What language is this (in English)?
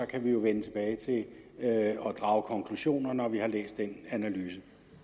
Danish